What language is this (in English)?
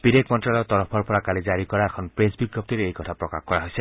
Assamese